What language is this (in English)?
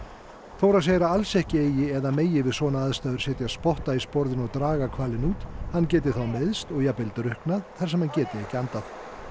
Icelandic